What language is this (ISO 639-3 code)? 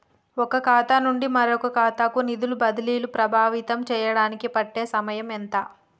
tel